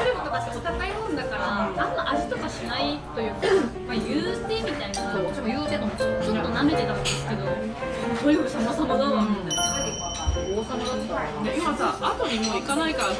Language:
Japanese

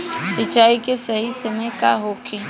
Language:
Bhojpuri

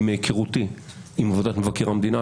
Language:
Hebrew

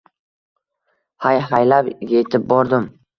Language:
Uzbek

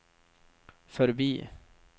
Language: Swedish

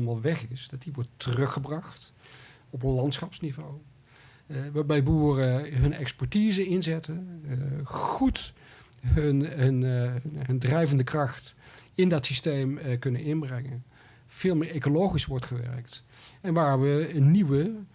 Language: Dutch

